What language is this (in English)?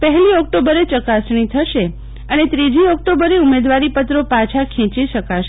Gujarati